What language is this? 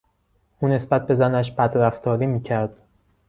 Persian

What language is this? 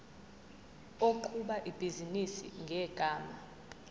Zulu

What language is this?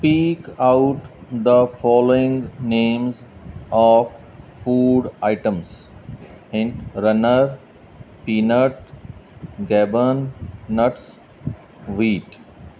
Punjabi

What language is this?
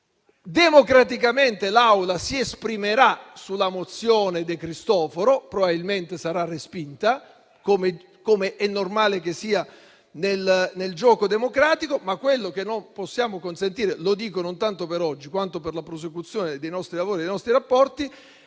Italian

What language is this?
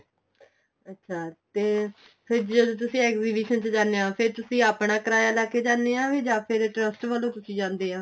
Punjabi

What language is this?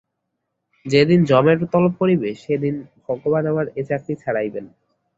Bangla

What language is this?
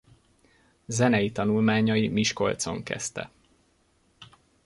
Hungarian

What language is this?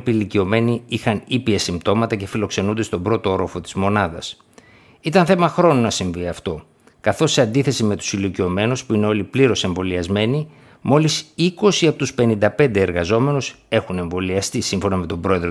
Greek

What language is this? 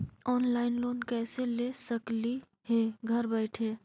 Magahi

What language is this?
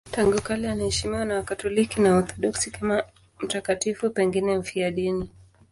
Swahili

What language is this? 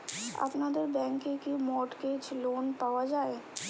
Bangla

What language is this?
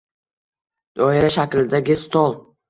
Uzbek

